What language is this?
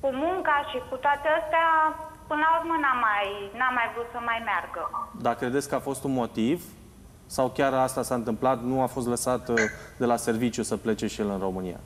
Romanian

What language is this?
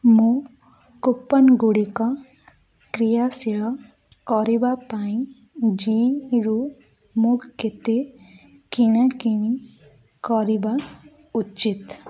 Odia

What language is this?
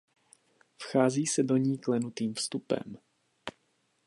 Czech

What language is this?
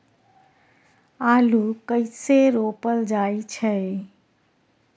Maithili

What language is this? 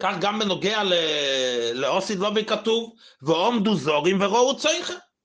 Hebrew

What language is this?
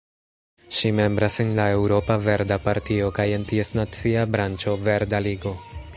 Esperanto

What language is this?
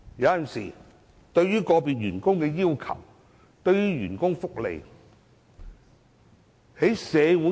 Cantonese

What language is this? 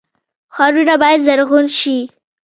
Pashto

